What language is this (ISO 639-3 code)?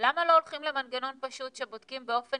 heb